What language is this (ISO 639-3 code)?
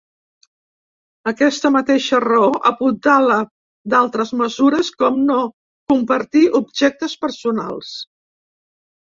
cat